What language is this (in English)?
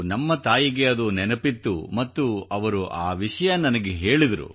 Kannada